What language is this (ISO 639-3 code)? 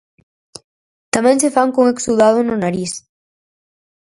glg